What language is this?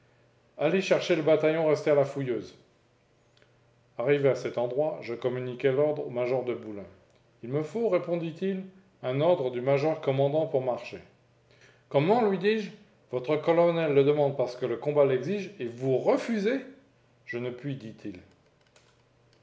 French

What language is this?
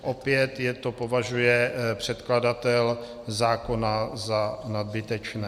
Czech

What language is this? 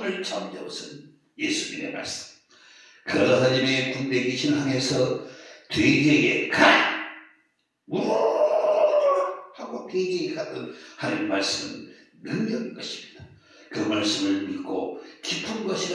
Korean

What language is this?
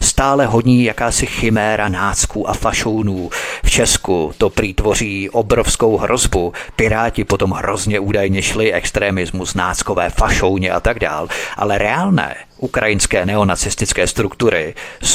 Czech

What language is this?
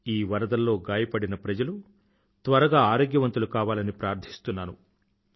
Telugu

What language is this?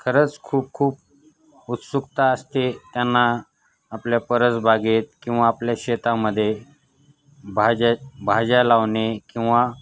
Marathi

